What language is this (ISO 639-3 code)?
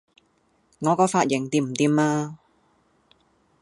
yue